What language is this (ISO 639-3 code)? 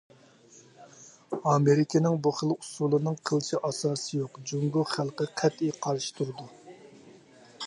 uig